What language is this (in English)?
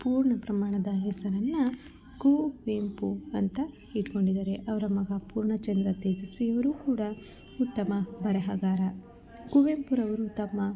Kannada